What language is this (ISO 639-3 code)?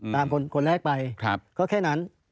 tha